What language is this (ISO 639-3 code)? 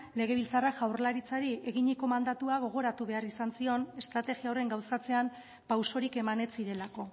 eus